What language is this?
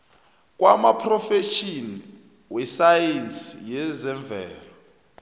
South Ndebele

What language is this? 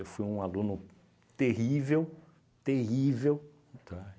Portuguese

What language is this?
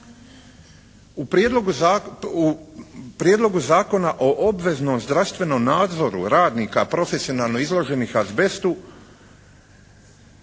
Croatian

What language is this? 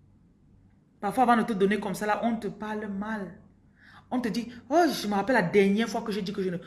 French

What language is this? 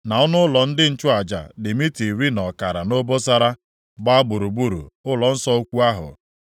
Igbo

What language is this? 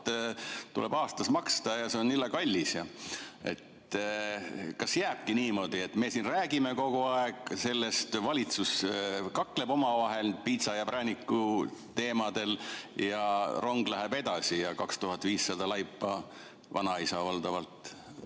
Estonian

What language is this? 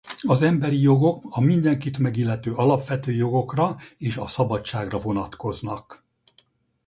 Hungarian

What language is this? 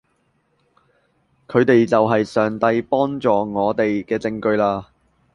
Cantonese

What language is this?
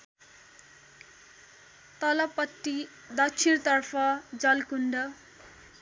Nepali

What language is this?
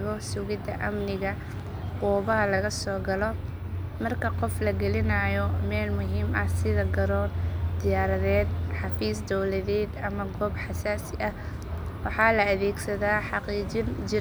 Somali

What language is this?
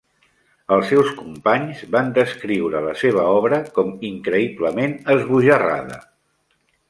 Catalan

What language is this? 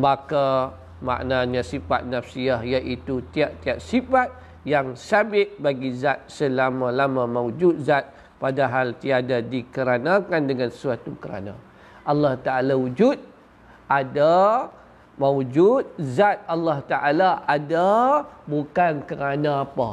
Malay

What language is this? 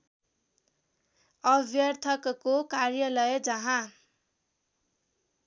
Nepali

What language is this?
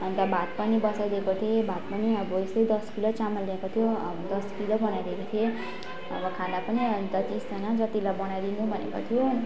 Nepali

